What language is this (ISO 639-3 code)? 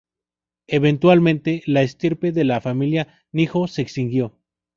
spa